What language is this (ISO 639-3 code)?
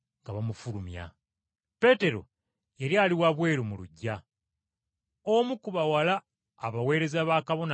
lug